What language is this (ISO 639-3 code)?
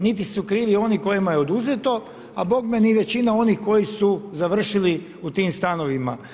hrv